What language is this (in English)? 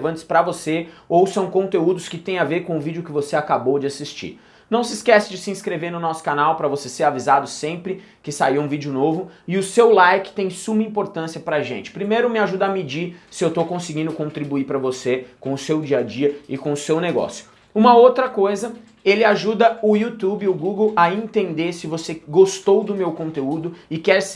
Portuguese